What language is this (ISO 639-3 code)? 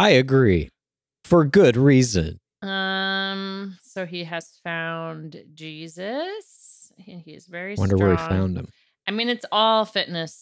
eng